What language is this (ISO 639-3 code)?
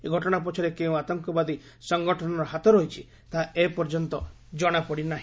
ori